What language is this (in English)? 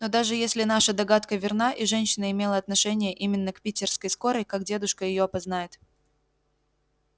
Russian